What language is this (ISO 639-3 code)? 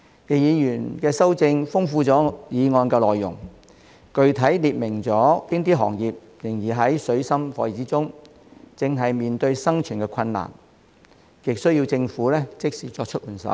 yue